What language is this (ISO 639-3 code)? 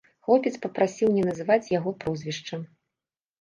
bel